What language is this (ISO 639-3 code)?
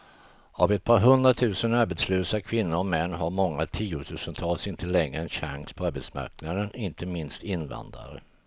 swe